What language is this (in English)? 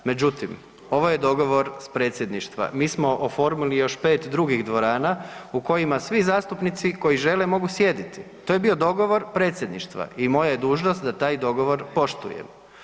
Croatian